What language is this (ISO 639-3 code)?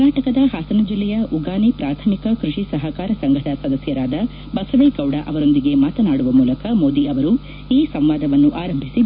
kan